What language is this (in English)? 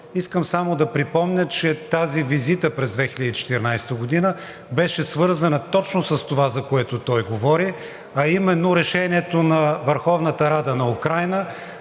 Bulgarian